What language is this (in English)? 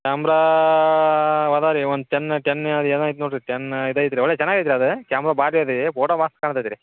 Kannada